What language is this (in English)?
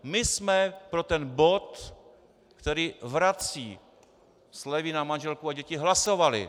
Czech